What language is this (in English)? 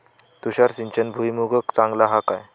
Marathi